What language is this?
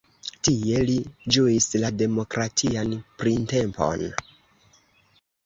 Esperanto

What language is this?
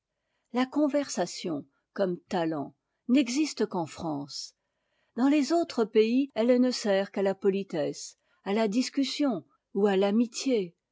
French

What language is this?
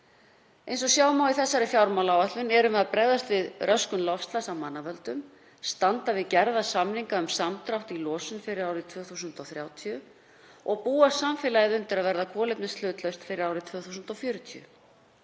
Icelandic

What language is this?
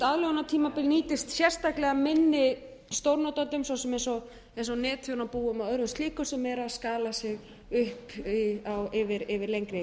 Icelandic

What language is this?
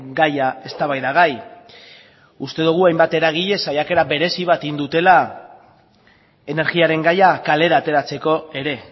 Basque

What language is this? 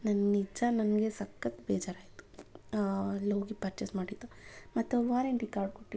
Kannada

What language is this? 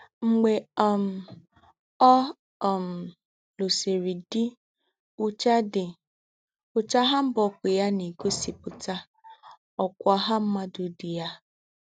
Igbo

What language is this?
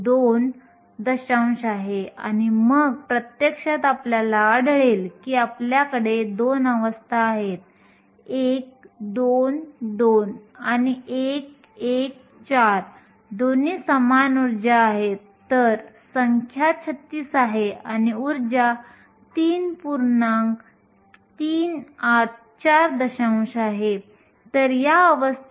Marathi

